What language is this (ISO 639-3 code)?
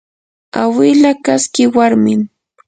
qur